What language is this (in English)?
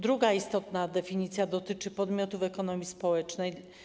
Polish